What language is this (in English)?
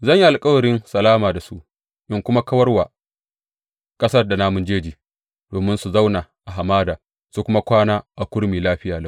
Hausa